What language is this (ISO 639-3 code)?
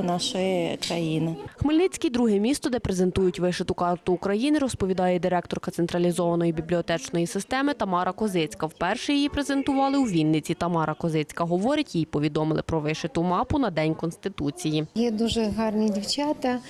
ukr